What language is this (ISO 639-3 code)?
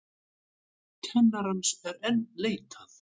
isl